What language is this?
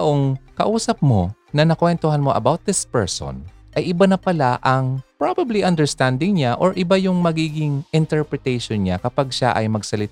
Filipino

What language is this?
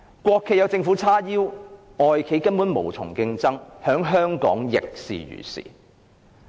Cantonese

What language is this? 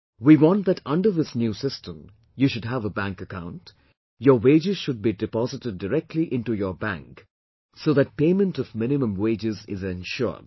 English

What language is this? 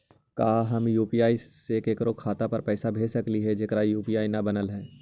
Magahi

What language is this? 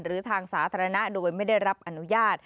Thai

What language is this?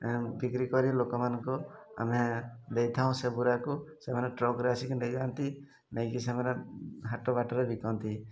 Odia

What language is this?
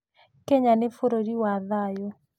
Kikuyu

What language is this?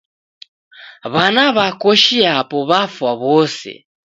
Taita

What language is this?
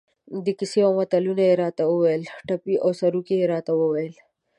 Pashto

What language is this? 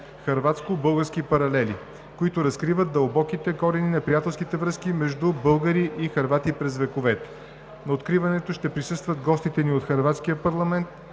Bulgarian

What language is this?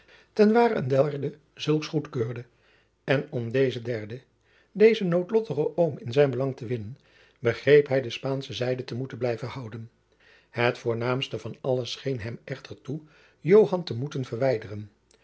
Dutch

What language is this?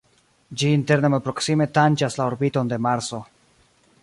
Esperanto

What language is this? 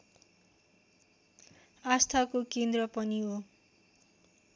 Nepali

